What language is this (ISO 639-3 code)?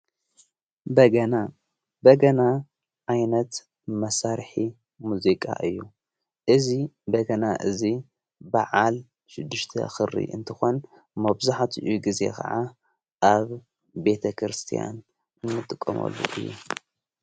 tir